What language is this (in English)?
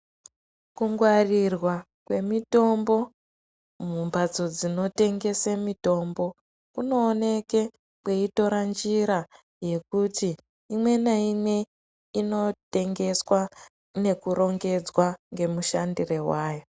Ndau